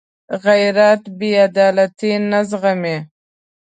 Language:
Pashto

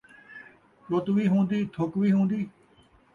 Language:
Saraiki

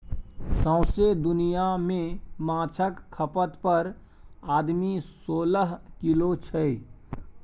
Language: Maithili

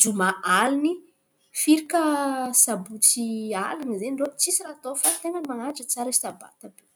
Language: Antankarana Malagasy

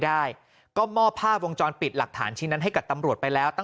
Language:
Thai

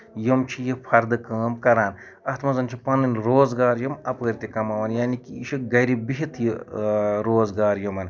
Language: Kashmiri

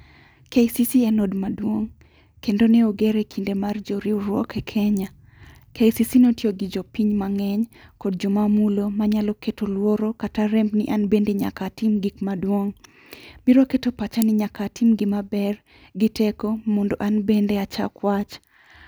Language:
Luo (Kenya and Tanzania)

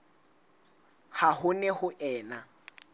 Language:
Southern Sotho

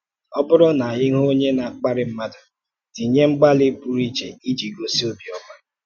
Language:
Igbo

